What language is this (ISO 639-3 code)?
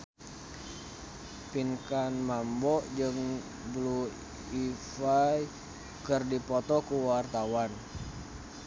sun